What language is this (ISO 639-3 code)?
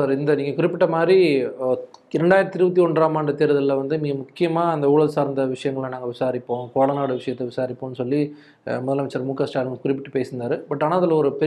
tam